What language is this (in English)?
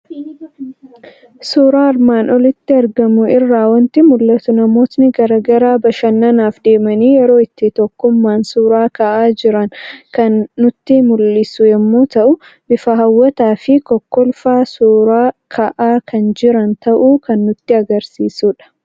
Oromo